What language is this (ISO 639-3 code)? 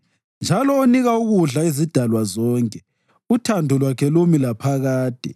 nde